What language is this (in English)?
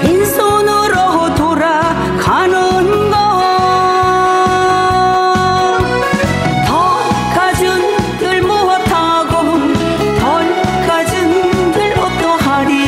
Korean